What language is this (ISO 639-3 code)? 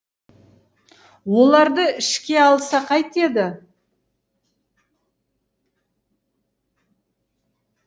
kaz